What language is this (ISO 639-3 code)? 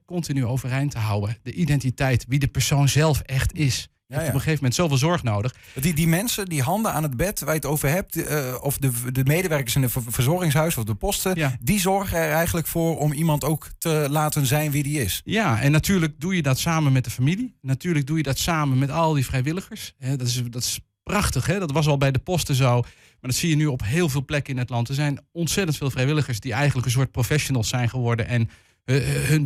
nld